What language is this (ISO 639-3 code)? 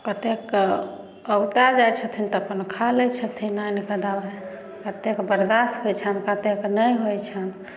mai